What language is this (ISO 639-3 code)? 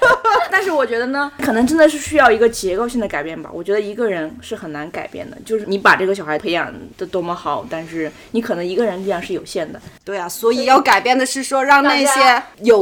zho